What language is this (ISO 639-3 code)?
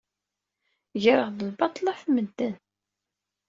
kab